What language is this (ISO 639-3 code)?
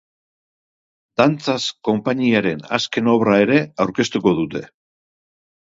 eus